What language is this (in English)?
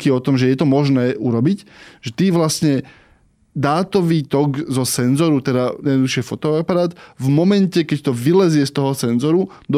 Slovak